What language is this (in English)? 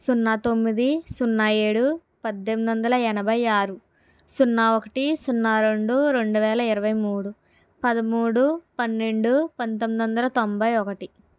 Telugu